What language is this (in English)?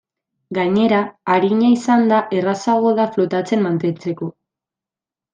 Basque